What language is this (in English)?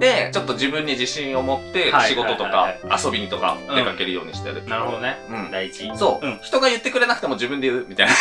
Japanese